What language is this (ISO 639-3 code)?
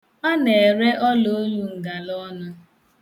ibo